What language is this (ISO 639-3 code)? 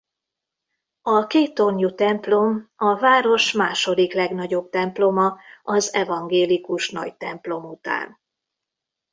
hun